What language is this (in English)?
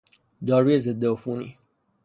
Persian